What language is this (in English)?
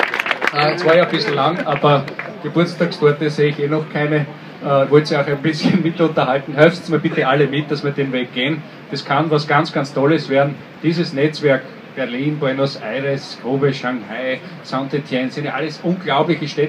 German